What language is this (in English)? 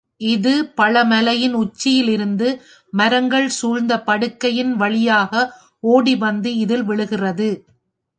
Tamil